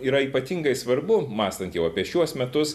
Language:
Lithuanian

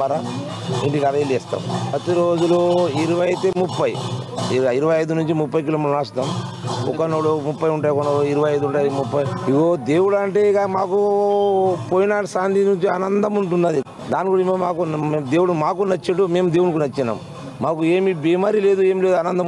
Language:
Telugu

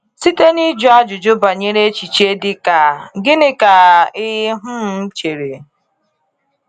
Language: Igbo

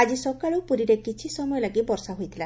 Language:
Odia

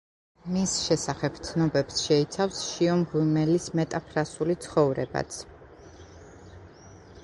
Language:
Georgian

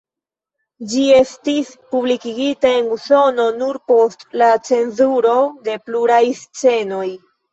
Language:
Esperanto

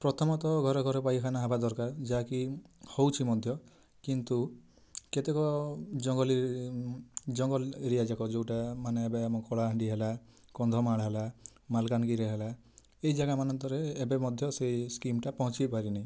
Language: Odia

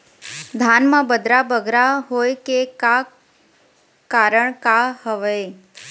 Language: Chhattisgarhi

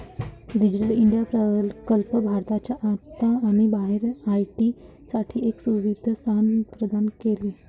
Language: Marathi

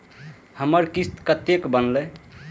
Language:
Maithili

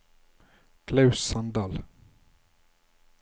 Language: Norwegian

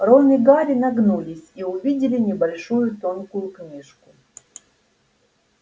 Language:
Russian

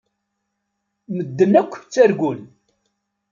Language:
Kabyle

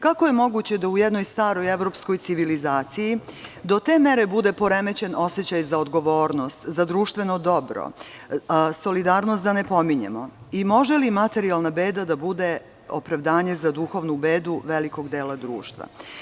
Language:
Serbian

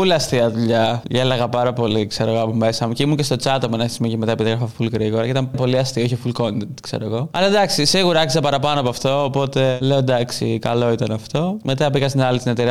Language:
Greek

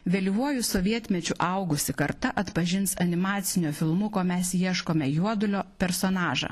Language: Lithuanian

